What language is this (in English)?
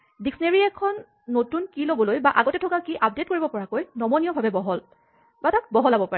Assamese